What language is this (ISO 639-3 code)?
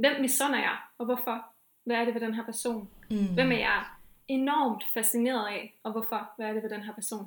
dan